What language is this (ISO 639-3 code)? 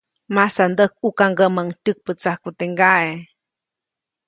zoc